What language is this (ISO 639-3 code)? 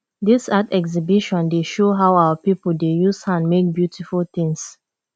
pcm